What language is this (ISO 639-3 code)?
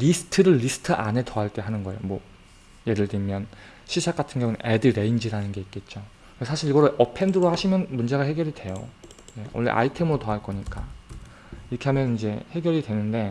kor